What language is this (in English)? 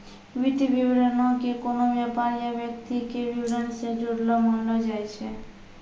Maithili